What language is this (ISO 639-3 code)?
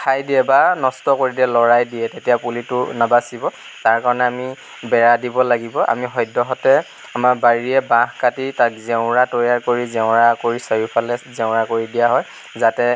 asm